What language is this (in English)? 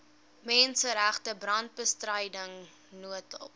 Afrikaans